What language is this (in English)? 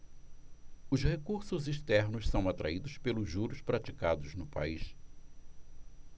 Portuguese